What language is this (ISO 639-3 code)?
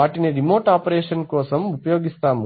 tel